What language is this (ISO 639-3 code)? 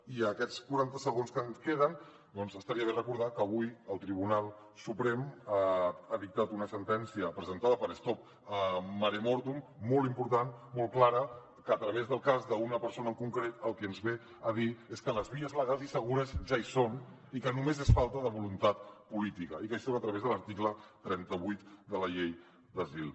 cat